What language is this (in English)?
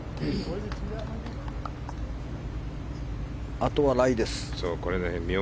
Japanese